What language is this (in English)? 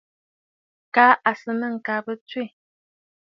Bafut